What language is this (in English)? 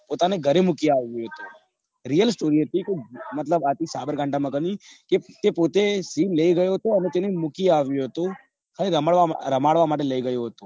Gujarati